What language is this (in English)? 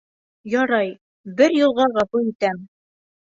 Bashkir